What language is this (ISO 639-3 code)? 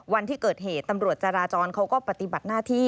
tha